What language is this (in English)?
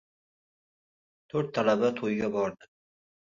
Uzbek